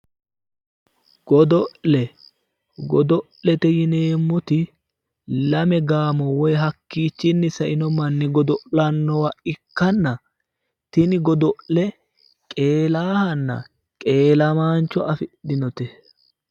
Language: Sidamo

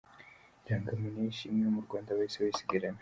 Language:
Kinyarwanda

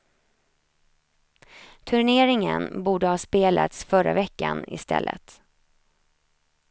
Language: Swedish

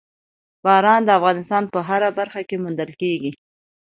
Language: Pashto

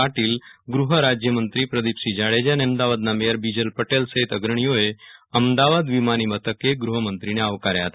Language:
Gujarati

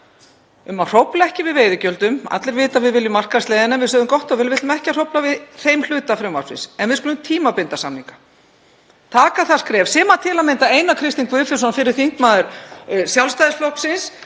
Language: Icelandic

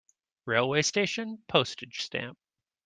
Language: English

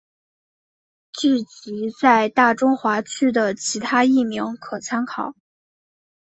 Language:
Chinese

